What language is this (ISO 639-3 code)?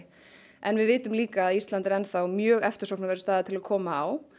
isl